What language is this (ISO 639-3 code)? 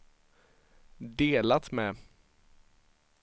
swe